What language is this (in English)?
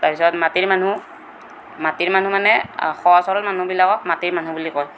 Assamese